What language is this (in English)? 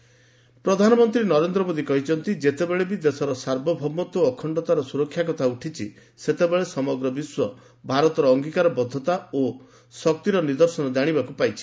Odia